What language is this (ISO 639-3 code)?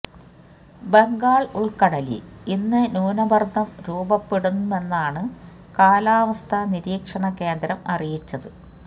mal